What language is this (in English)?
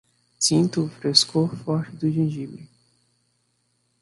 Portuguese